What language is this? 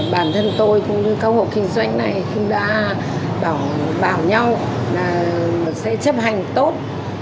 Vietnamese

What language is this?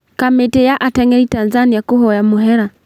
Kikuyu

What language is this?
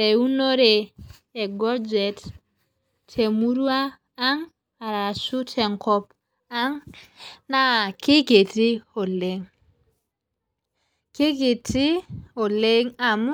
Masai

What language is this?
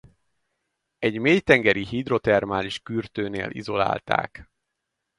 Hungarian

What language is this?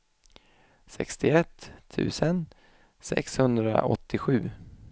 Swedish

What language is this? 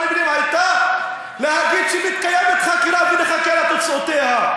Hebrew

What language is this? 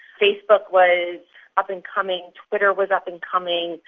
English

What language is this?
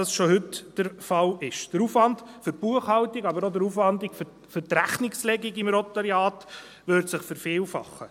Swiss German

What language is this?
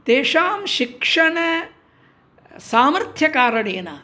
Sanskrit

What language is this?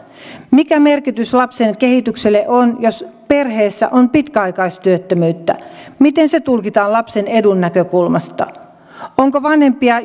Finnish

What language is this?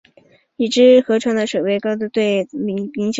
Chinese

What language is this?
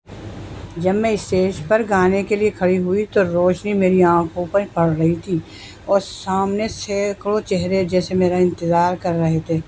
Urdu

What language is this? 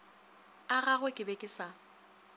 Northern Sotho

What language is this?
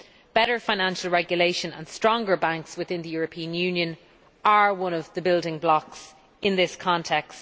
English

